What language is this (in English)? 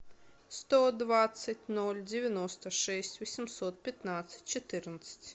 Russian